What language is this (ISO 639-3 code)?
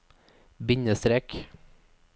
nor